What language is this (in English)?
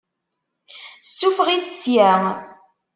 Kabyle